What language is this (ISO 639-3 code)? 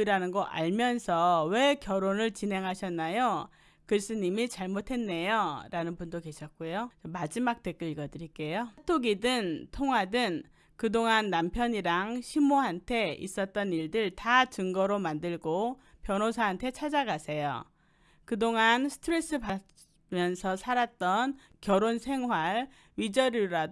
kor